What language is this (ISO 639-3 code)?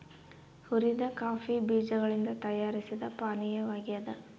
kan